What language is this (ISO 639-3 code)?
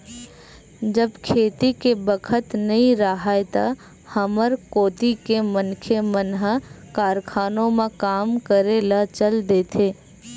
hne